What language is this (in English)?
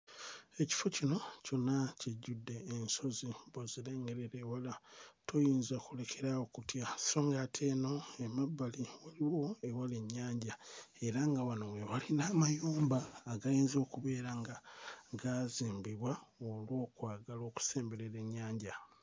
Ganda